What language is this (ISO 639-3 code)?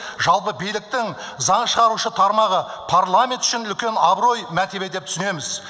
kaz